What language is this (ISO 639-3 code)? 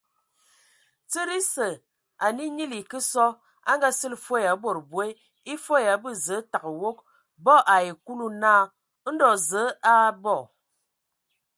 ewo